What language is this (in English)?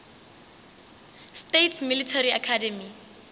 Northern Sotho